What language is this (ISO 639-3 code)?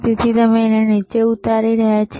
guj